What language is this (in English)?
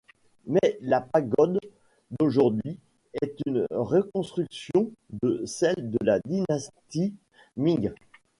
French